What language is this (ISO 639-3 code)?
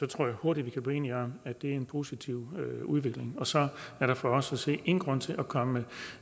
dan